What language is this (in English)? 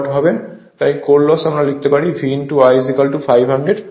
Bangla